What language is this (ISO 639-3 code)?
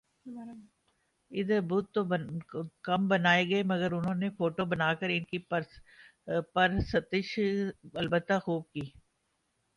urd